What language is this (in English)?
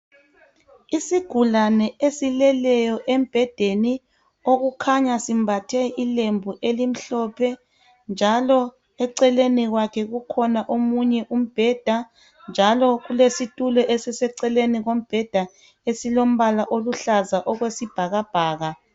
North Ndebele